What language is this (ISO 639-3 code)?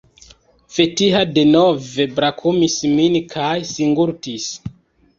epo